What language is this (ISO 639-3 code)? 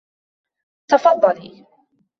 ara